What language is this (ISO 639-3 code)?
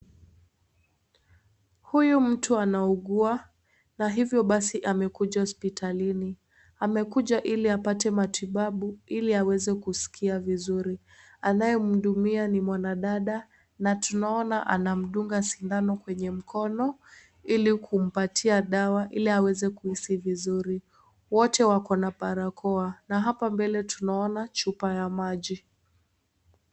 swa